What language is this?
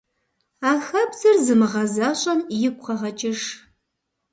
Kabardian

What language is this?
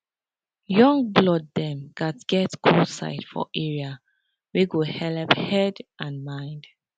Nigerian Pidgin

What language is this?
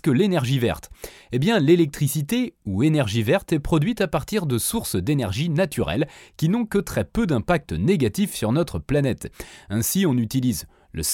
French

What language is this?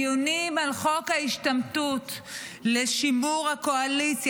Hebrew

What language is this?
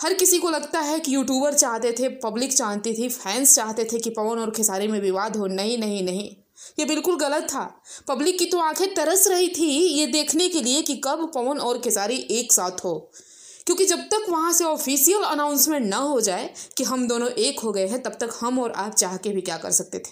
Hindi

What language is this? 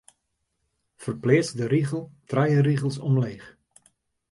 Western Frisian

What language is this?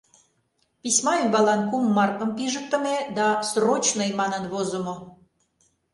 Mari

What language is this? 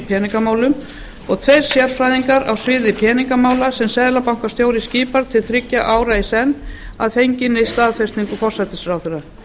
Icelandic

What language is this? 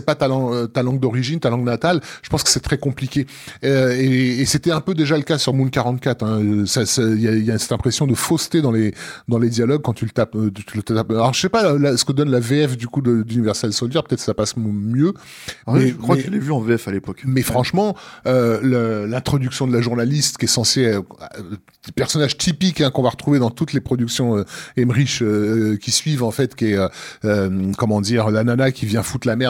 French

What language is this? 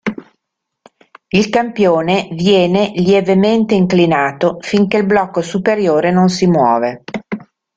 Italian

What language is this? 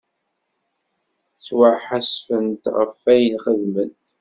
Kabyle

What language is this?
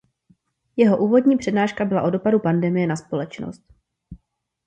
Czech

